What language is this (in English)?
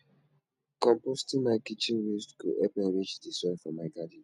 Nigerian Pidgin